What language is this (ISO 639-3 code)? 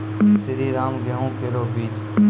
mai